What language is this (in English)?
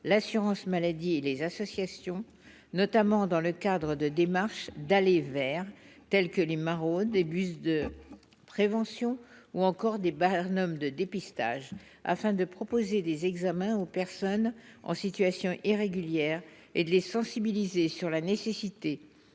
French